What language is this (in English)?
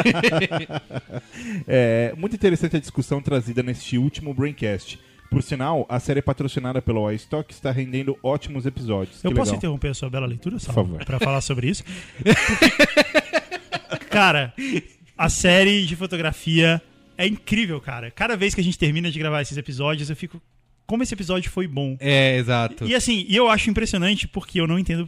Portuguese